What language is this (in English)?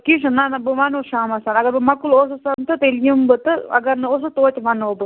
Kashmiri